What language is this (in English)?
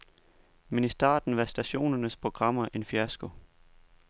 Danish